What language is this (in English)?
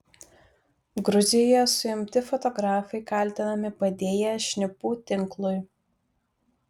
Lithuanian